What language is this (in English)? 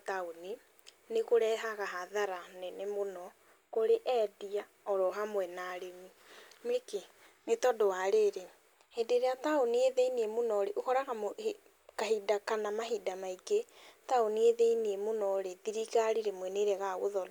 Kikuyu